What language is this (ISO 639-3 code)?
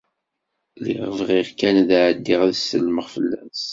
kab